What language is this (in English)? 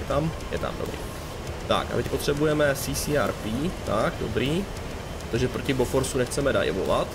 Czech